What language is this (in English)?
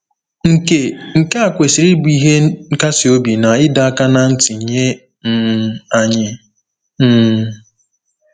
Igbo